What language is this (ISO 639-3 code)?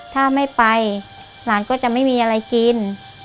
tha